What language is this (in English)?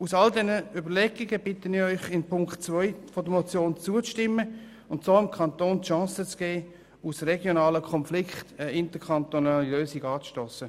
Swiss German